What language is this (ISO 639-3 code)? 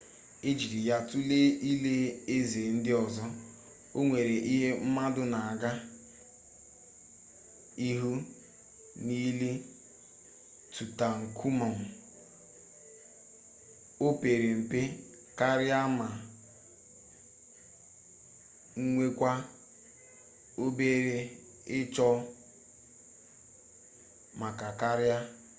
ibo